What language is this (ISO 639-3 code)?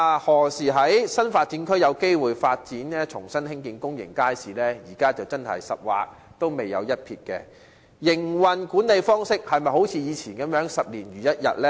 yue